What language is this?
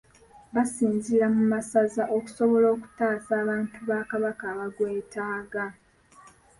Ganda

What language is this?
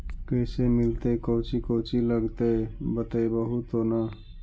Magahi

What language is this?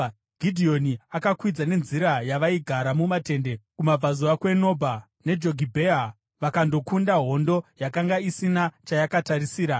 Shona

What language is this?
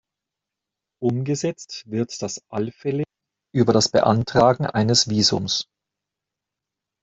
German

